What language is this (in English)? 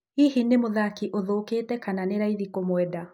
Kikuyu